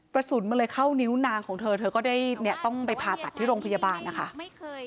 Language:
Thai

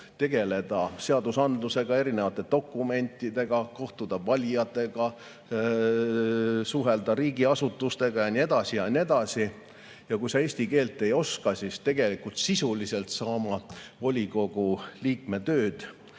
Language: Estonian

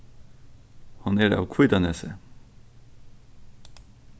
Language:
Faroese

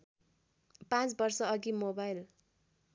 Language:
Nepali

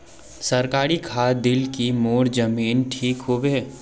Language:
Magahi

